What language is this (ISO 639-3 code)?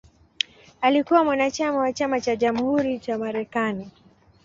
swa